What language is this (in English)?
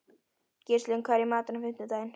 Icelandic